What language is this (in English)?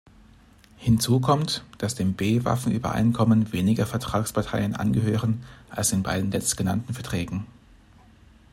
German